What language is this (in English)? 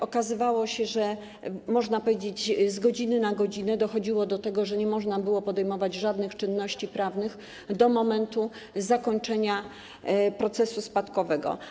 Polish